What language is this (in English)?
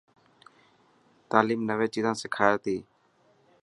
Dhatki